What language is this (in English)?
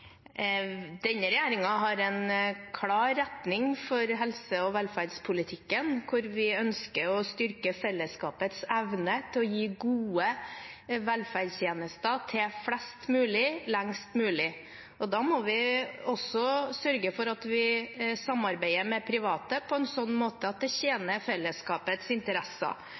Norwegian Bokmål